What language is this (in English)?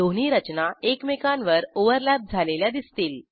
Marathi